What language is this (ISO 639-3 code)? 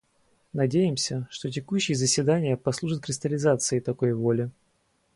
rus